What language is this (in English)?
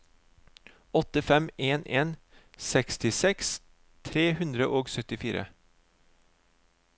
Norwegian